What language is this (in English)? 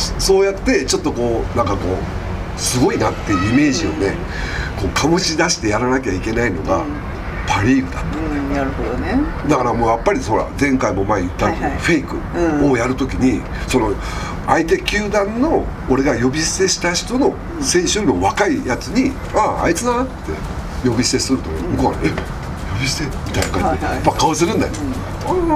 Japanese